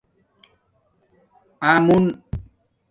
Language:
Domaaki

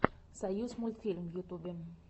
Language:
Russian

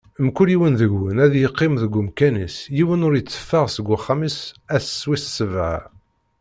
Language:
Kabyle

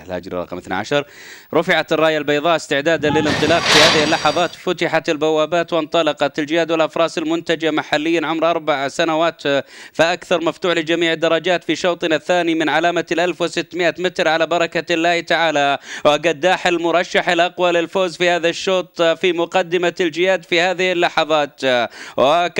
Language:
Arabic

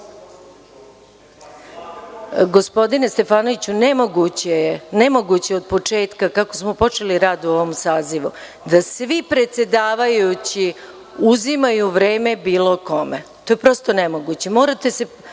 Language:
Serbian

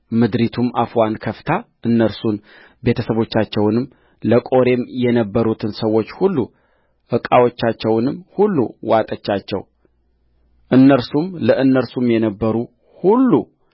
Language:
Amharic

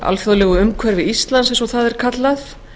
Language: Icelandic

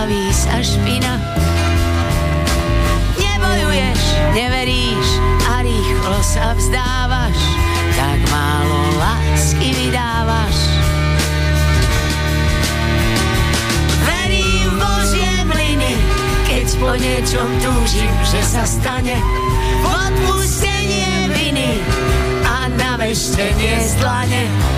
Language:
Slovak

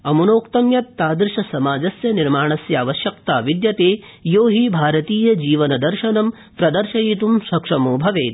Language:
Sanskrit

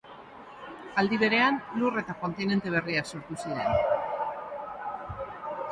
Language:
Basque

